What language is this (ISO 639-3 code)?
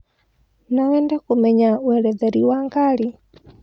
kik